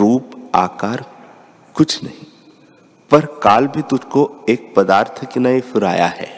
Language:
Hindi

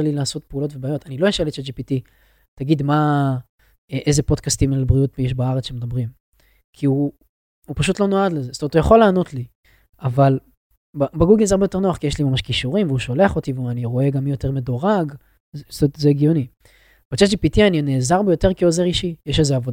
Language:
Hebrew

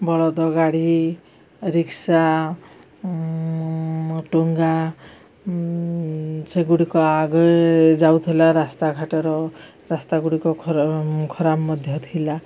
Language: Odia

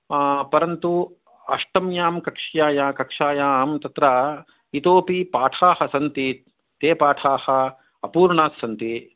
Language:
Sanskrit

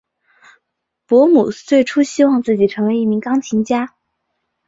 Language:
Chinese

